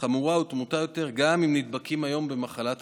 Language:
Hebrew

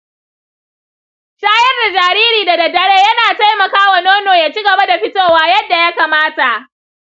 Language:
Hausa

